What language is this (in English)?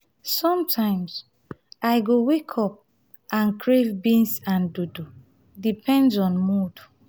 Nigerian Pidgin